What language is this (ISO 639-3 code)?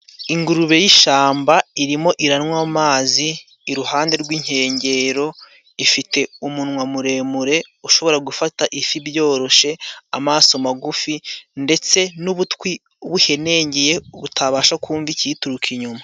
kin